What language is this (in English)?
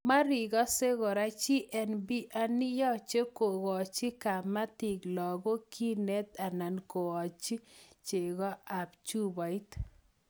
Kalenjin